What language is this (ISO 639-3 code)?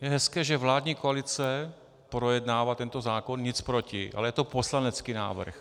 ces